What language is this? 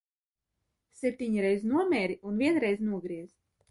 Latvian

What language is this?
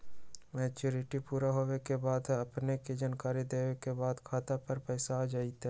Magahi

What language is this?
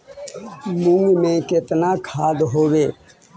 Magahi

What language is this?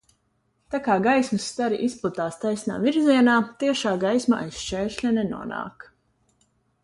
Latvian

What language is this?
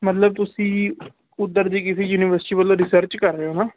Punjabi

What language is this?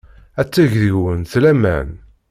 Kabyle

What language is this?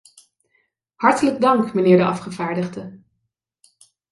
Dutch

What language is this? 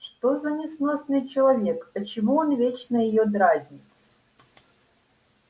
Russian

